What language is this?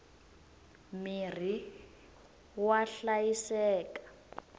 Tsonga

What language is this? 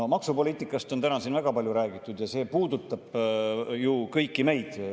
Estonian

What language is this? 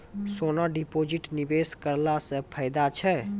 Maithili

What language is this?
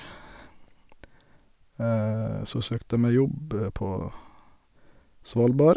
Norwegian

